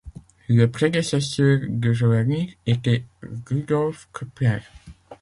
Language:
French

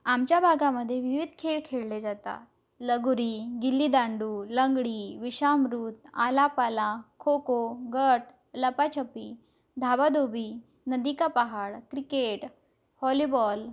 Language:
Marathi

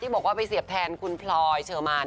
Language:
Thai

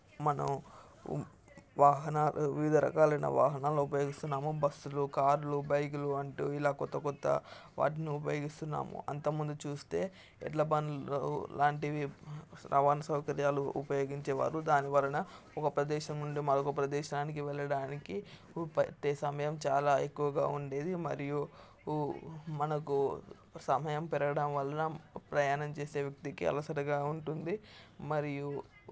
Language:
Telugu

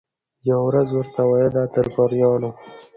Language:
Pashto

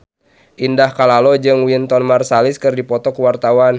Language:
Sundanese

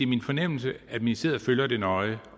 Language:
Danish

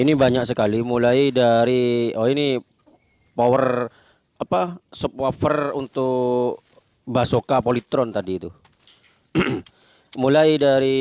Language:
Indonesian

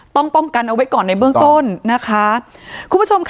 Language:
Thai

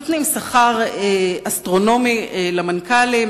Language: Hebrew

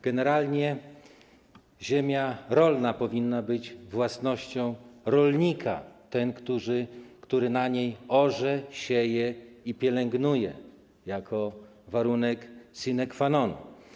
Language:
Polish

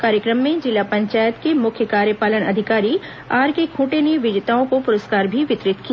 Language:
Hindi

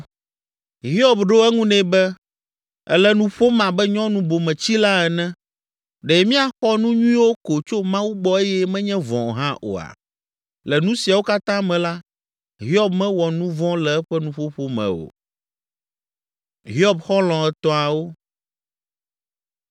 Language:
Ewe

